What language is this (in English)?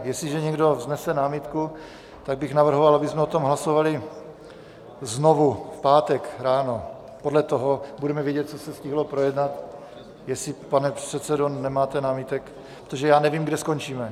Czech